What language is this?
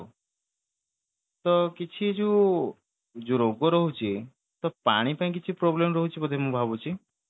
Odia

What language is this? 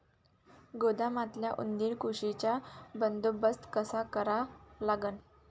Marathi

